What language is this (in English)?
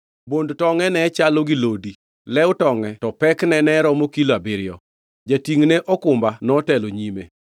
Luo (Kenya and Tanzania)